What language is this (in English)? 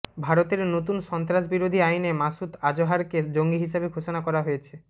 Bangla